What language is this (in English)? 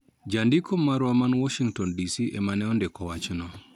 Luo (Kenya and Tanzania)